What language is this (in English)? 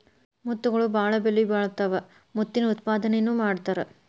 Kannada